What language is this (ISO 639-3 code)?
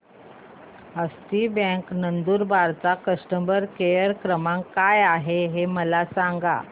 mar